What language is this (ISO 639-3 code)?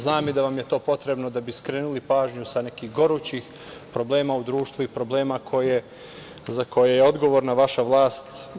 srp